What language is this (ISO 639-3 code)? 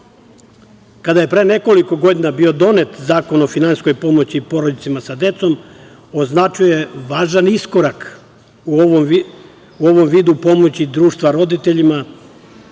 srp